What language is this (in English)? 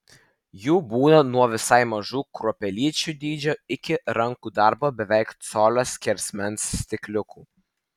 Lithuanian